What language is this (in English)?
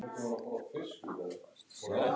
Icelandic